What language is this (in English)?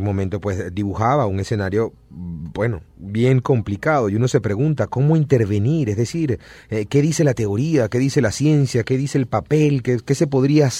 Spanish